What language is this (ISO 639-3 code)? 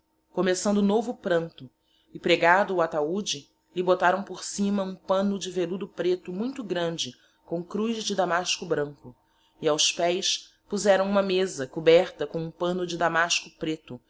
por